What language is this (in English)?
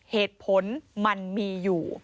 Thai